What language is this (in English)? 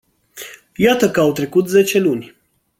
Romanian